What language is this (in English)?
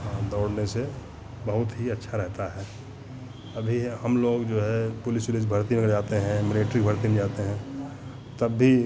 Hindi